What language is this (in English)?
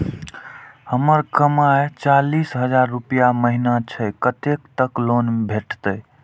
Maithili